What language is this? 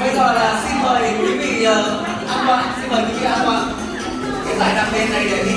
Vietnamese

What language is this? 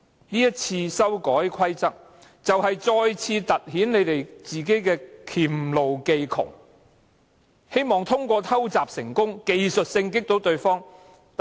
Cantonese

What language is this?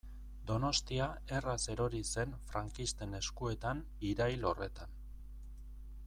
Basque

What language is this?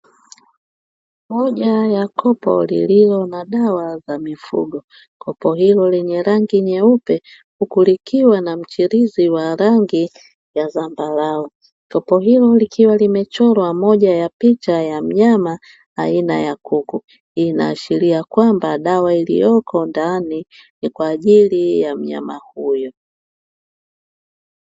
Swahili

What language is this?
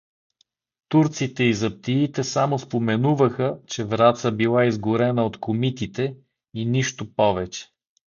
Bulgarian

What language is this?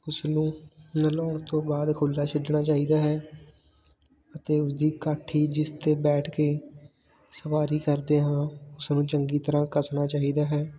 Punjabi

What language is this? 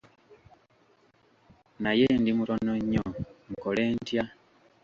Ganda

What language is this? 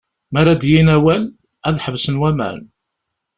Kabyle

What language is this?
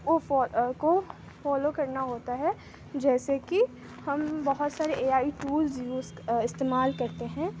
Urdu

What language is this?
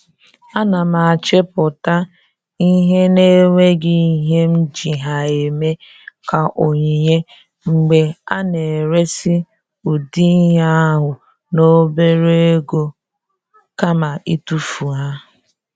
Igbo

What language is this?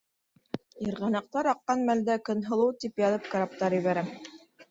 Bashkir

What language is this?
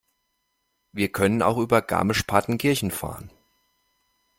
German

